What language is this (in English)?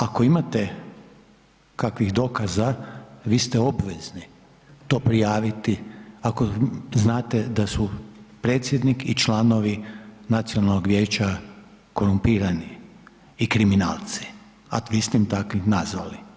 Croatian